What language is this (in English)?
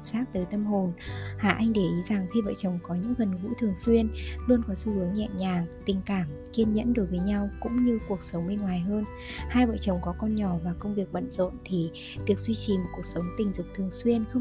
Vietnamese